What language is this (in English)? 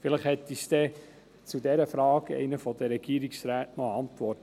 Swiss German